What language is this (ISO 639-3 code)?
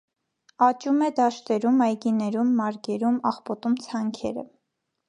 hye